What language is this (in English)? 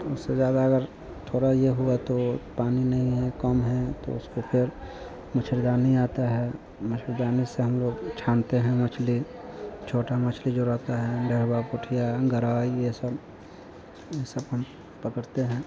Hindi